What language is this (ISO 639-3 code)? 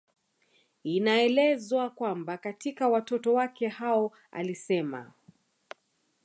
swa